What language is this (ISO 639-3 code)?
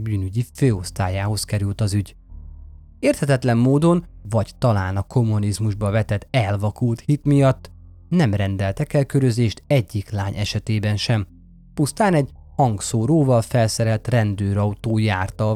hun